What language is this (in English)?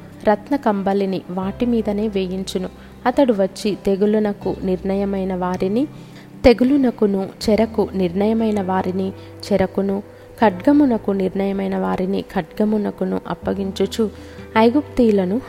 Telugu